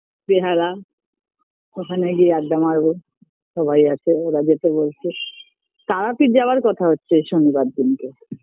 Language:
Bangla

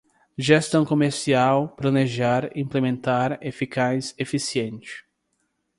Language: Portuguese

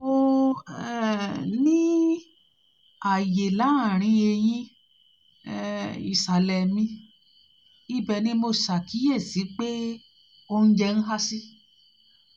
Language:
Yoruba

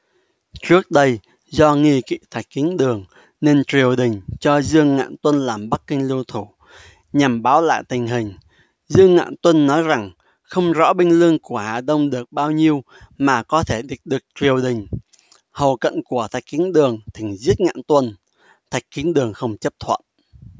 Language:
Vietnamese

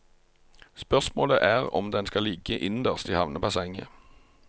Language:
Norwegian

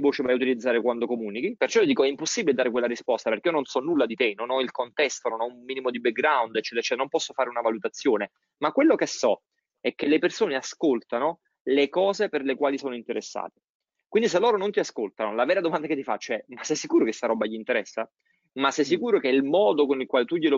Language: Italian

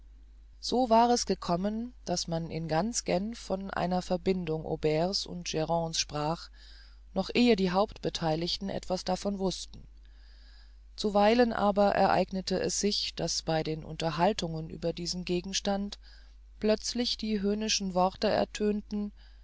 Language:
German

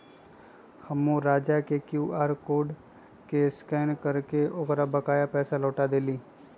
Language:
Magahi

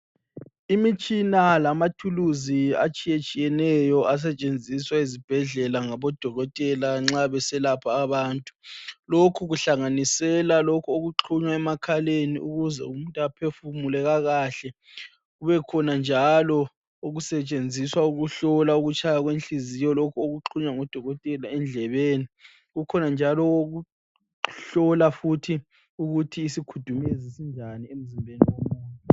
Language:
North Ndebele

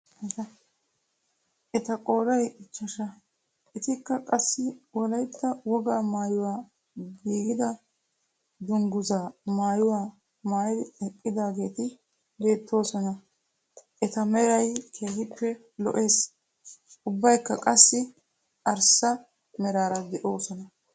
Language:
Wolaytta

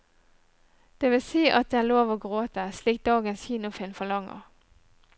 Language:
Norwegian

